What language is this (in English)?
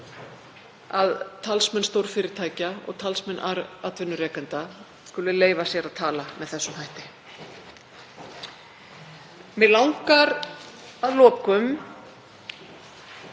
Icelandic